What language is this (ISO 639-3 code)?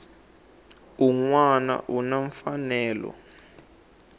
tso